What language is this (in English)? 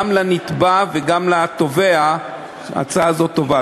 Hebrew